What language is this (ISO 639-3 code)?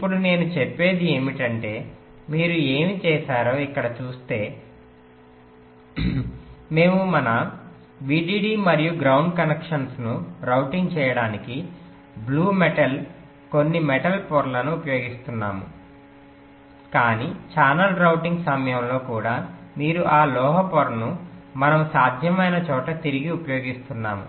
tel